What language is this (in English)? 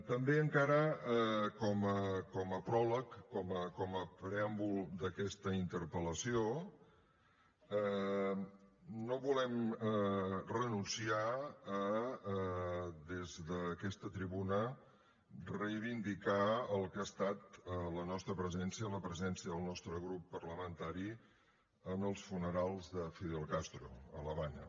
Catalan